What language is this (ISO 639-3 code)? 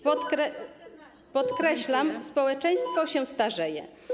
pol